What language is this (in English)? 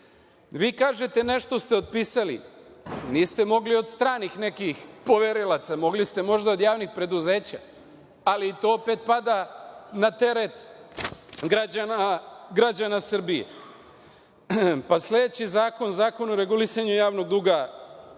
Serbian